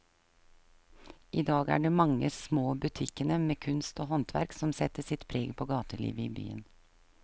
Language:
Norwegian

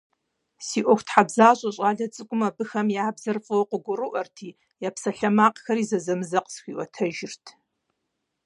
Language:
Kabardian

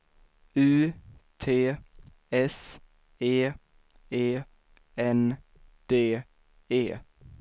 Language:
Swedish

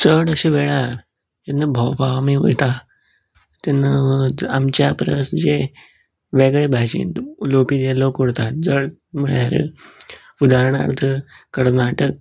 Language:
Konkani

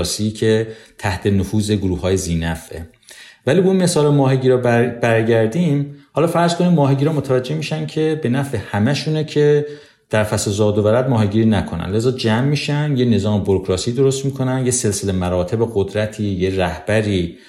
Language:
Persian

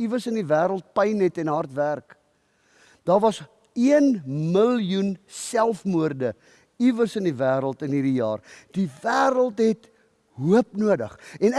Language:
Dutch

